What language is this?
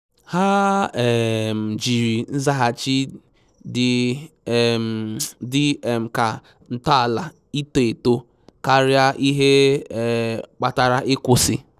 Igbo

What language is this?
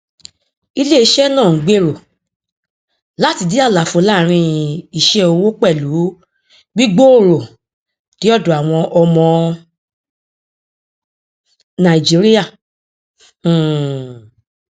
Yoruba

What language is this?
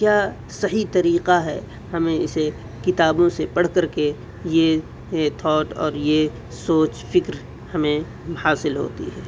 Urdu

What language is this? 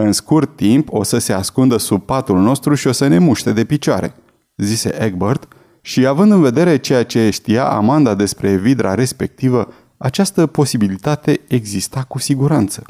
Romanian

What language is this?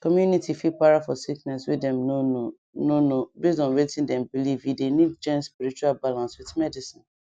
Nigerian Pidgin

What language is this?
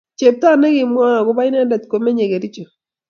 Kalenjin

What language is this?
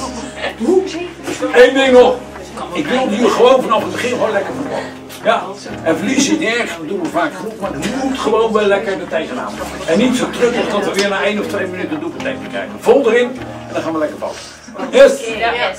Dutch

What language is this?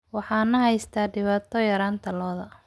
Somali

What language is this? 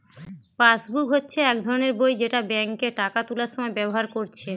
Bangla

